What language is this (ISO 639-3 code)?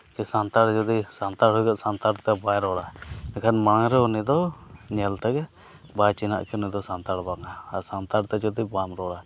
sat